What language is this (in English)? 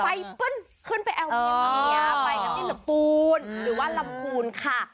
Thai